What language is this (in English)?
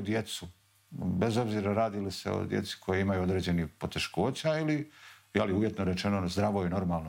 Croatian